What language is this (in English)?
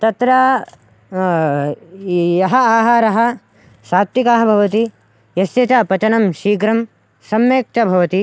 Sanskrit